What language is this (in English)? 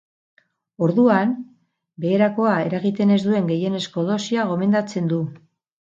Basque